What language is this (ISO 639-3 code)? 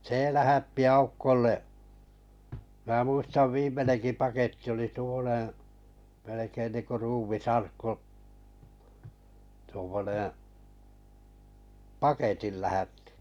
fin